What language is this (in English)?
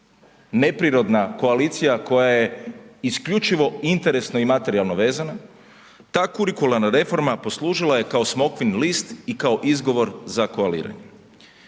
Croatian